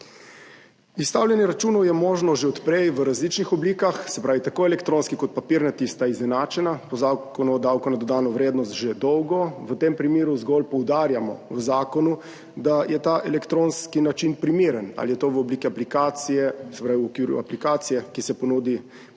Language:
Slovenian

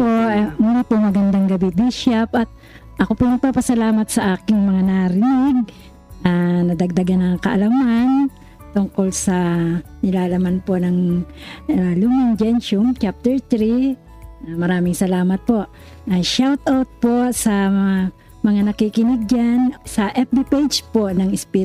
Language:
Filipino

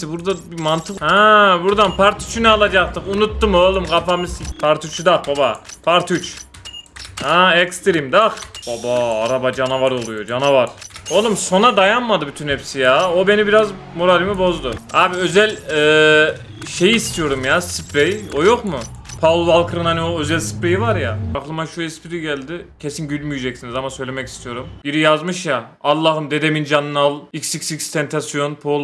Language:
Turkish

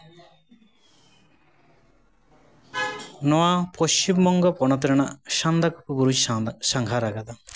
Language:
Santali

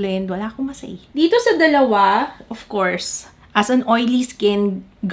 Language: Filipino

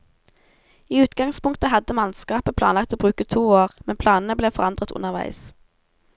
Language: Norwegian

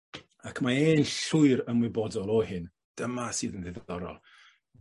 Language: Welsh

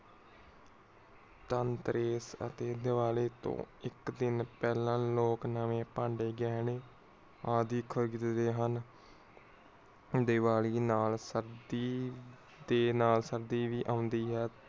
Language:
Punjabi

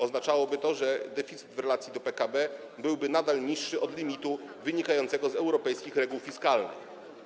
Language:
Polish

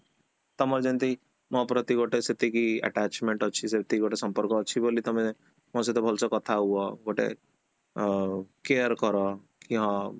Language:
Odia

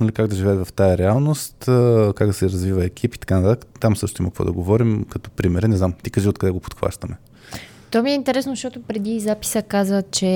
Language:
Bulgarian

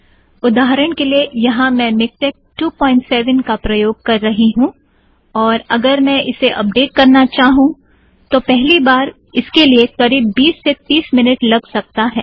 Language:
Hindi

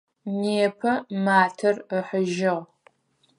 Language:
Adyghe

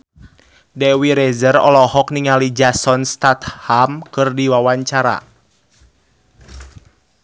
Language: Sundanese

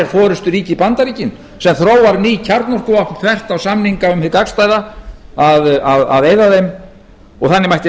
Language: Icelandic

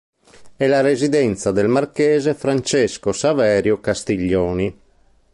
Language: Italian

